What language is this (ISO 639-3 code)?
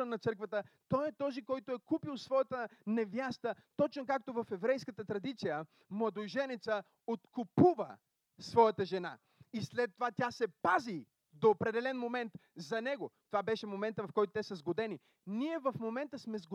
bul